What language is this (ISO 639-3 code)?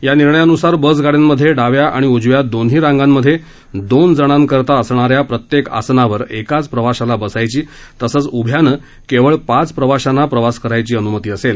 mar